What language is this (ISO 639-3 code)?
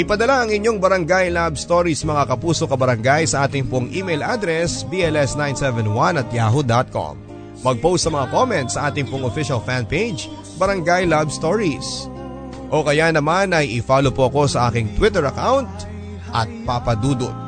fil